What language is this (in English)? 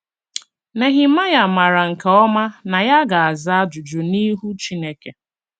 Igbo